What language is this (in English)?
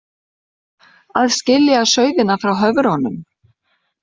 Icelandic